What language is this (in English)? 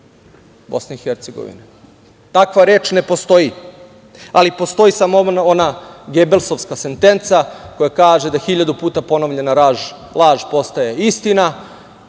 Serbian